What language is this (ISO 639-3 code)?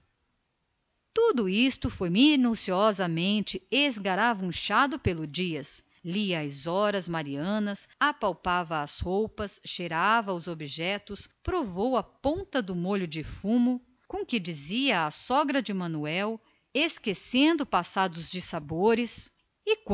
por